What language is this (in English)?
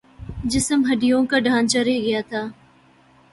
Urdu